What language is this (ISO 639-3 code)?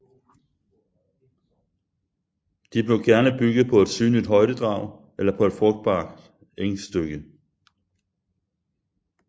dan